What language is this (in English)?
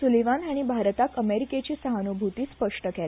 Konkani